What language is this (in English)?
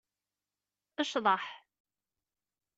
Kabyle